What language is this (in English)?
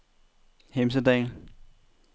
Danish